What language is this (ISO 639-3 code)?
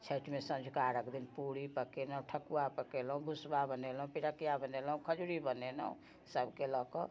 mai